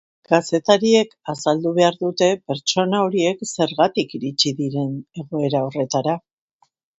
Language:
Basque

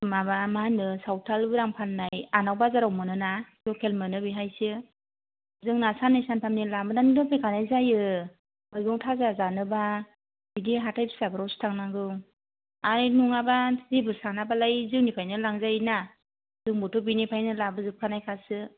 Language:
Bodo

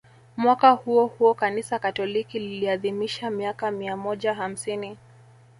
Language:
Swahili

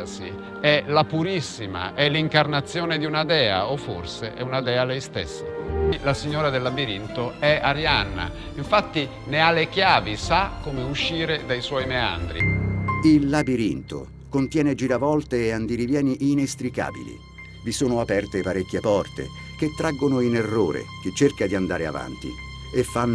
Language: Italian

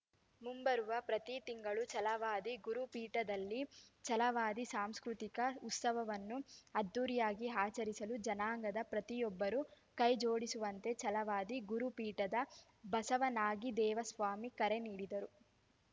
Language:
Kannada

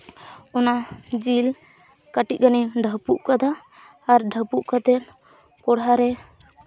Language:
Santali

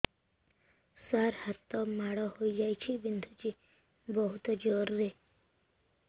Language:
Odia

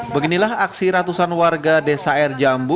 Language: Indonesian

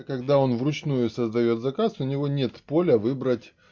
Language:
Russian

